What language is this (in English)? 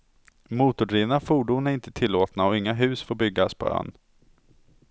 Swedish